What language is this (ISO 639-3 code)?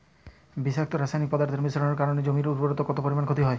ben